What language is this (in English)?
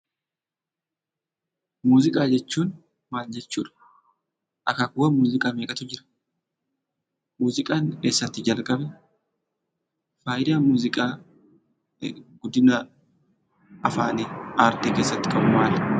Oromo